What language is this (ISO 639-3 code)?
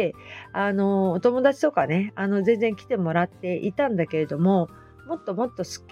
jpn